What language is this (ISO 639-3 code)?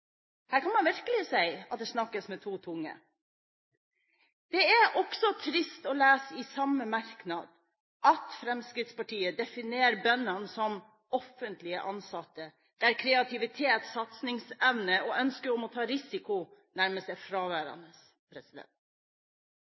nob